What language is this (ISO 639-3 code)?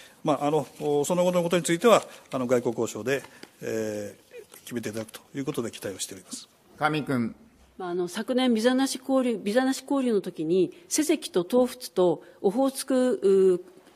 jpn